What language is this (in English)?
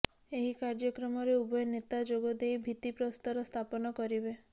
Odia